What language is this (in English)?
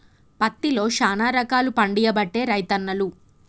Telugu